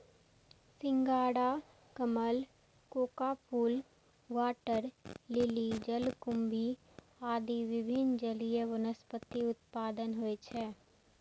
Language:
Maithili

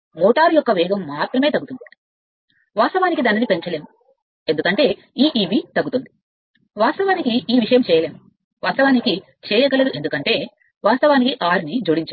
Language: Telugu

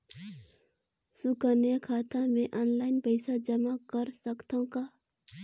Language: Chhattisgarhi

